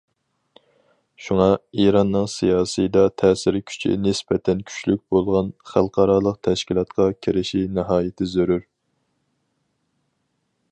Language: Uyghur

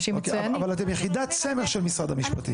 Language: Hebrew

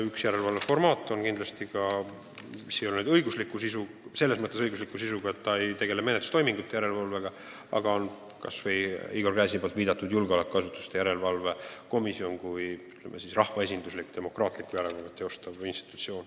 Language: Estonian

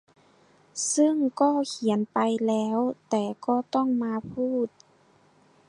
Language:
Thai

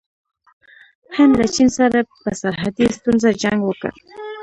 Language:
Pashto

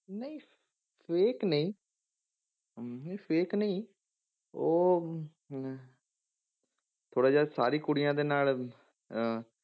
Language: Punjabi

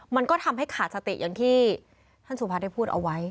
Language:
Thai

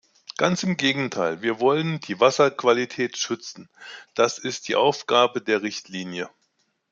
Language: German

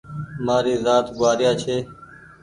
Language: Goaria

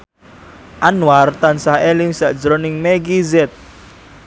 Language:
Javanese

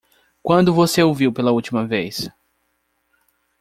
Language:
Portuguese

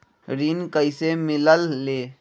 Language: Magahi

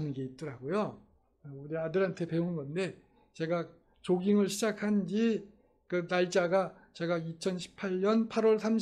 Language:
Korean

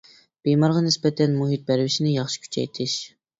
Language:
Uyghur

